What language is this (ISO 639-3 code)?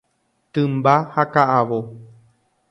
grn